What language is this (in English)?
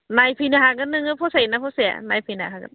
Bodo